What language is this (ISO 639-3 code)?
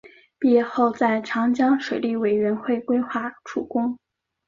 zho